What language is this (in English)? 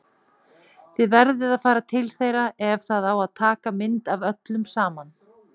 Icelandic